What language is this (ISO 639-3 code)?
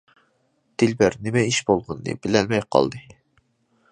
uig